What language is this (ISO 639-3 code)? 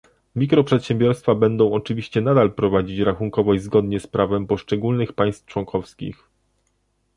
pol